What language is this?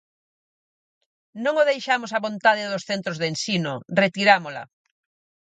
Galician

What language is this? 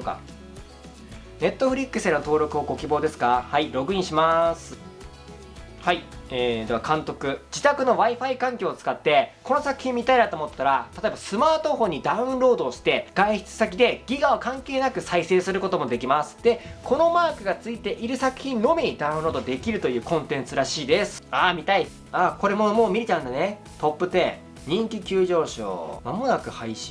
Japanese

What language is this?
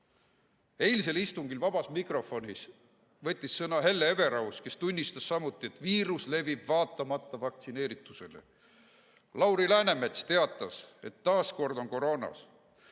Estonian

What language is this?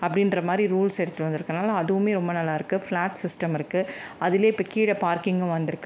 Tamil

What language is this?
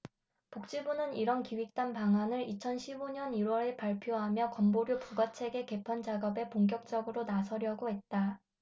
Korean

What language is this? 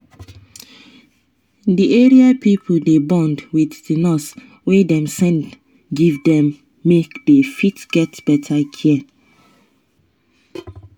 Nigerian Pidgin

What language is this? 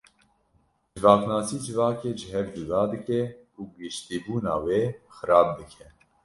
Kurdish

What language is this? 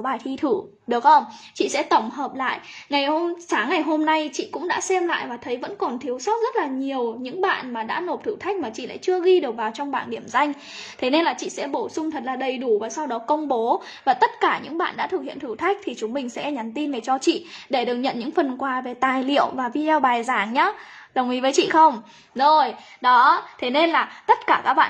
Vietnamese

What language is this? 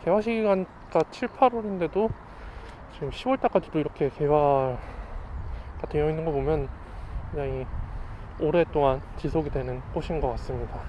Korean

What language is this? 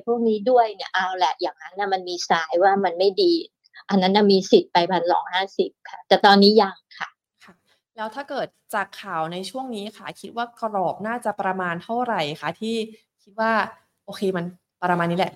Thai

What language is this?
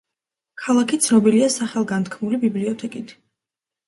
Georgian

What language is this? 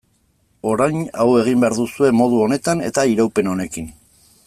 Basque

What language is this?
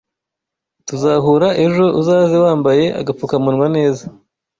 Kinyarwanda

